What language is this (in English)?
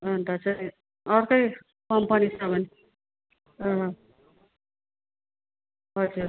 Nepali